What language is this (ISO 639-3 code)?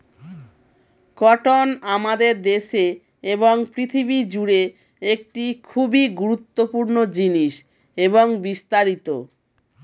ben